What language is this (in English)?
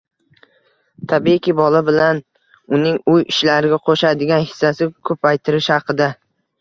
Uzbek